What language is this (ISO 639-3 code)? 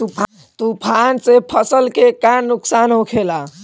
bho